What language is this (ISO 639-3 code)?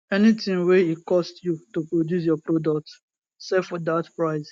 pcm